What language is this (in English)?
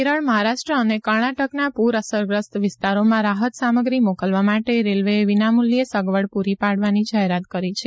Gujarati